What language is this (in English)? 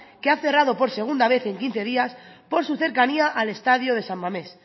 Spanish